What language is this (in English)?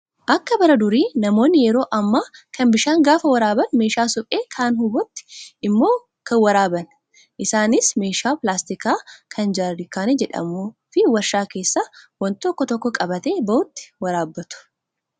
Oromo